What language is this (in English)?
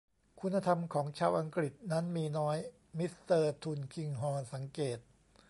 Thai